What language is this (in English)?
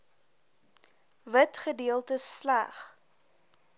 Afrikaans